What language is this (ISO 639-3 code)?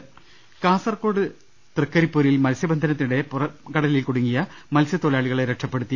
mal